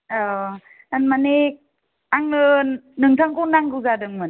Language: Bodo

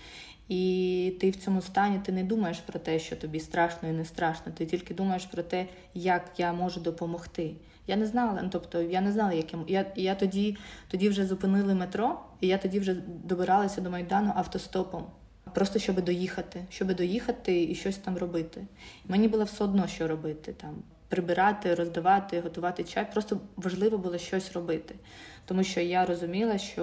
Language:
Ukrainian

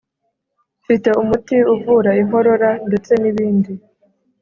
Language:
Kinyarwanda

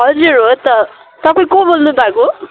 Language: Nepali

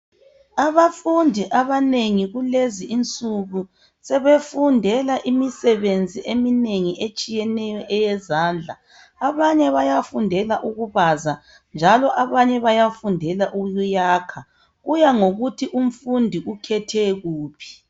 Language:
North Ndebele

